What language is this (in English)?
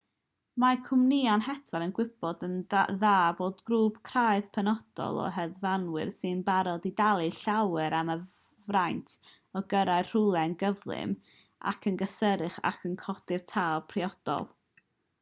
Welsh